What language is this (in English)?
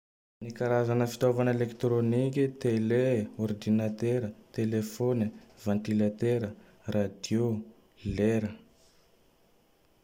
Tandroy-Mahafaly Malagasy